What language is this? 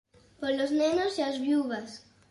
Galician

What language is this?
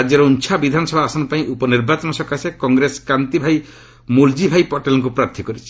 Odia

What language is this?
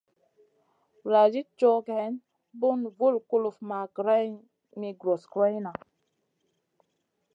Masana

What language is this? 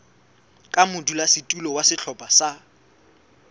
Southern Sotho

